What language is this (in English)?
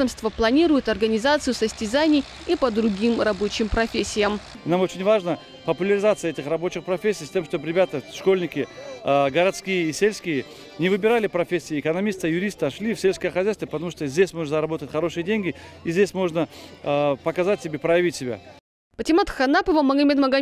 Russian